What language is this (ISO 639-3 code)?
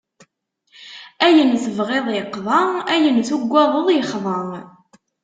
kab